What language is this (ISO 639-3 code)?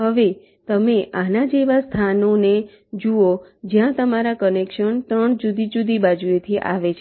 guj